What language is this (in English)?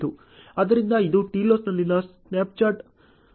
Kannada